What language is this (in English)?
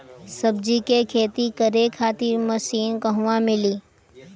Bhojpuri